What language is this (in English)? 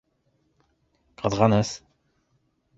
Bashkir